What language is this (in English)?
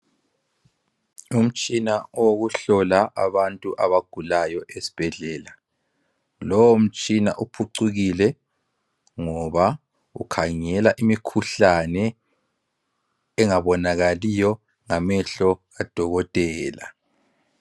North Ndebele